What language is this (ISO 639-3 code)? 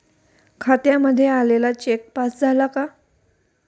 mar